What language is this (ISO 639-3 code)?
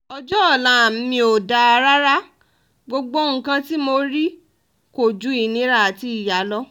yor